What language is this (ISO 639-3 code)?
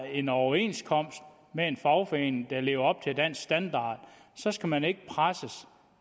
dan